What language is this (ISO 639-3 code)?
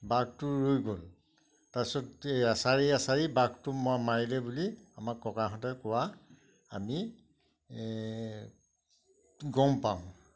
asm